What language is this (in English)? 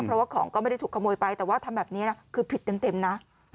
Thai